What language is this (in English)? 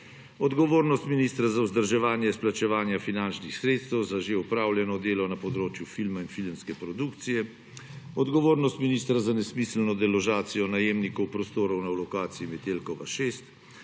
Slovenian